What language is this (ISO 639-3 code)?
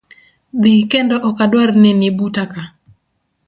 luo